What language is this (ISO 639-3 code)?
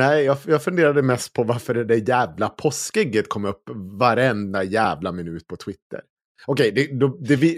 swe